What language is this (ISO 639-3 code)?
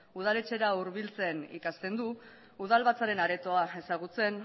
eus